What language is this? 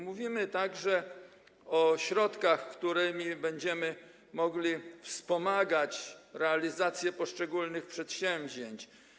Polish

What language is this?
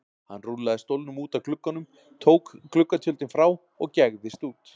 Icelandic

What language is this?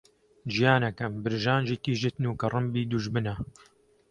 Central Kurdish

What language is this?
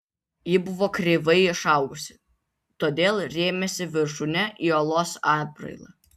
Lithuanian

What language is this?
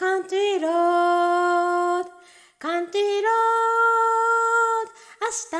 Japanese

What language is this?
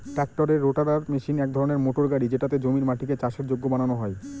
Bangla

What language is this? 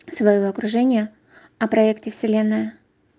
Russian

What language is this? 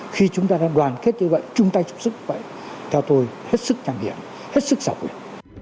Vietnamese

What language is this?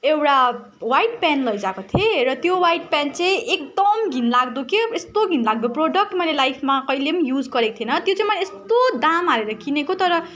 Nepali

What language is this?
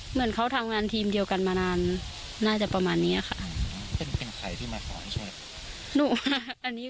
Thai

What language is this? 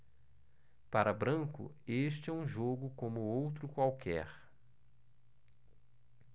Portuguese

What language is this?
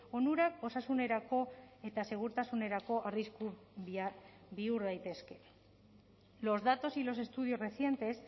Basque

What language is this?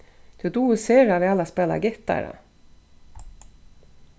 Faroese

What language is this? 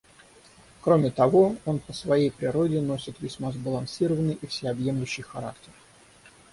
Russian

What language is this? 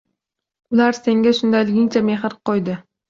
Uzbek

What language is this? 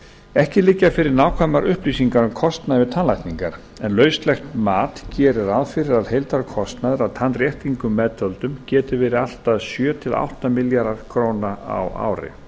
Icelandic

